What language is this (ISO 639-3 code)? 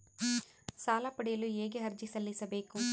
kan